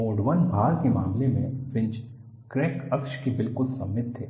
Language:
Hindi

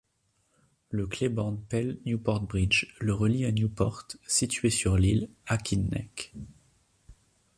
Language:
French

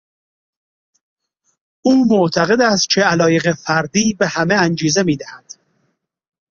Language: Persian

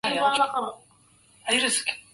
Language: Arabic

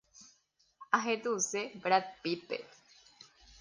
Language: Guarani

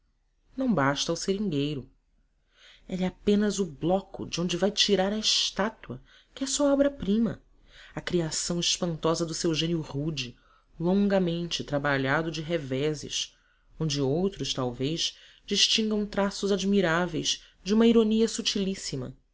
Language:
Portuguese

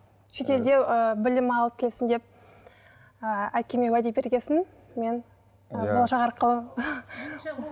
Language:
Kazakh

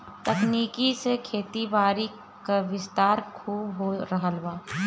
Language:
Bhojpuri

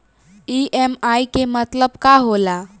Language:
Bhojpuri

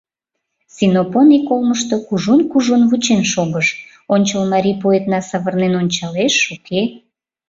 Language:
Mari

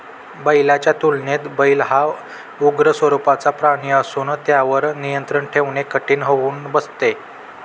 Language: Marathi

